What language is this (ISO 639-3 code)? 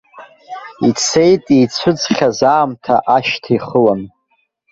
abk